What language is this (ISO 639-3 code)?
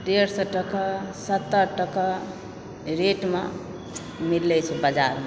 mai